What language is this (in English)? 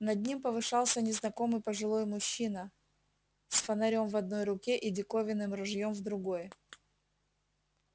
Russian